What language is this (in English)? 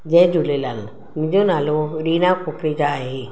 Sindhi